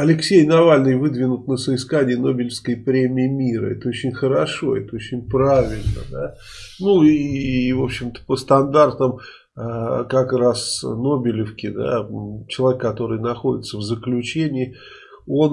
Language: Russian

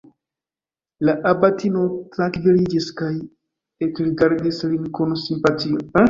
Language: Esperanto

